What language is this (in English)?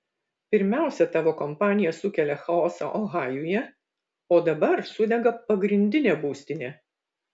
Lithuanian